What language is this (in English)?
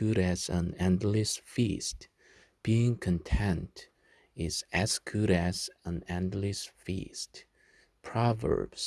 Korean